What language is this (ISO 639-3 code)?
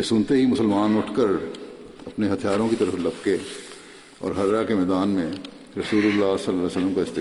urd